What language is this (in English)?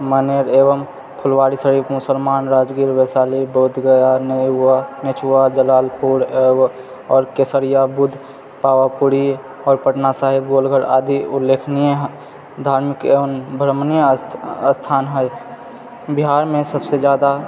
Maithili